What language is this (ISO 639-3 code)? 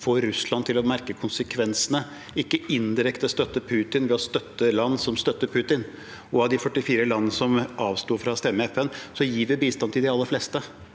nor